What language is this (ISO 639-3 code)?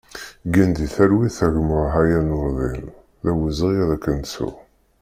kab